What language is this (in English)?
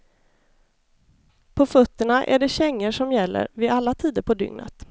Swedish